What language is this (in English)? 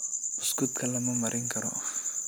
Somali